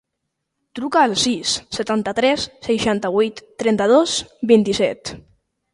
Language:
Catalan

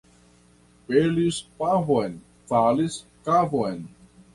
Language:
Esperanto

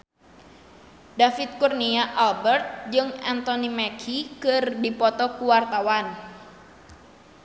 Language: Sundanese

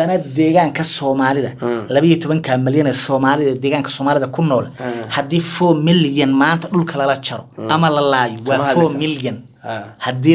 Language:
Arabic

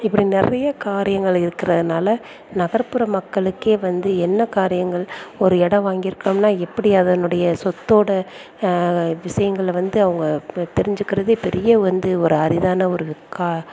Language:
Tamil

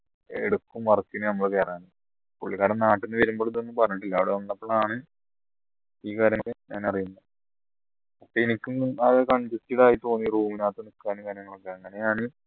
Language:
Malayalam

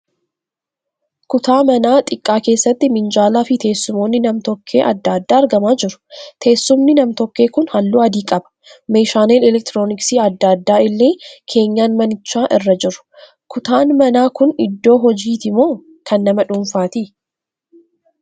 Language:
Oromo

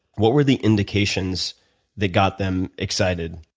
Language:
English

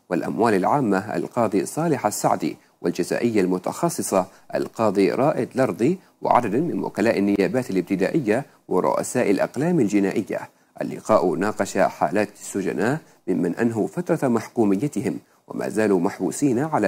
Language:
Arabic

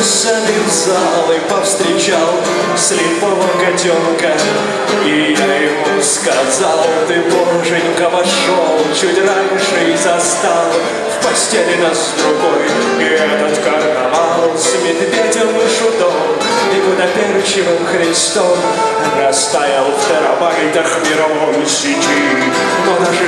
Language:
Russian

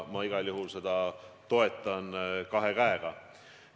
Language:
Estonian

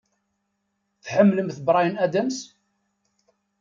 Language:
Kabyle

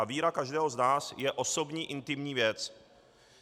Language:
Czech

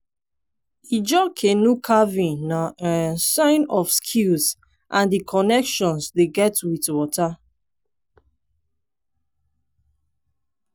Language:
Nigerian Pidgin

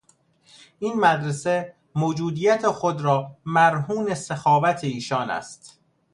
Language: Persian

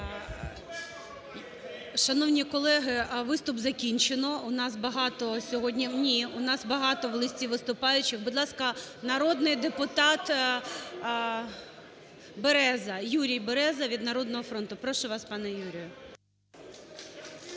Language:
Ukrainian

